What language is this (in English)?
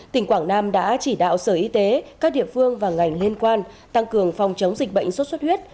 Vietnamese